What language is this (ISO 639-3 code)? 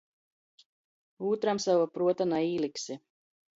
ltg